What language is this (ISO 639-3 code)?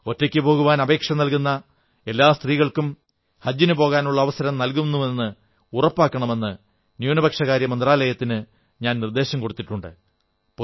mal